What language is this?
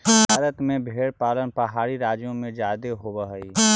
Magahi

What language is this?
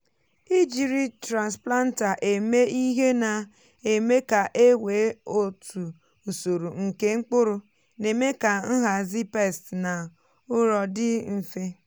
Igbo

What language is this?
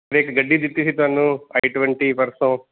Punjabi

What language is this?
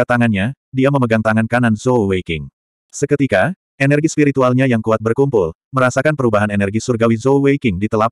Indonesian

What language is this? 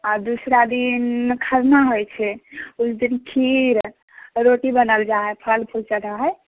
Maithili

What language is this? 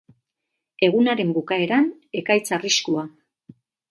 Basque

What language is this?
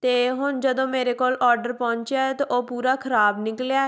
Punjabi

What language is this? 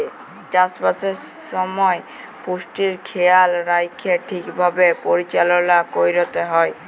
Bangla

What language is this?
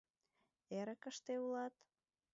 Mari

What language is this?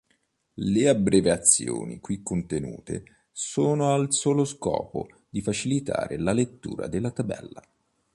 Italian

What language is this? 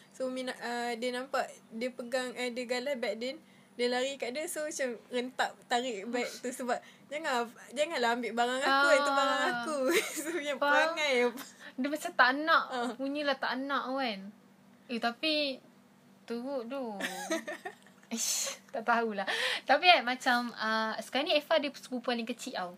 Malay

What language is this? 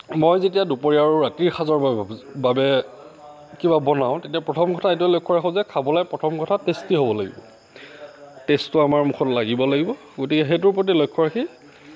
Assamese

